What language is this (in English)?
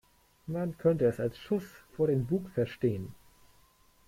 German